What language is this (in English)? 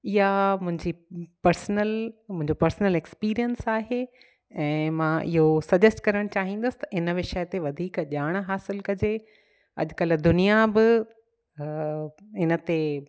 Sindhi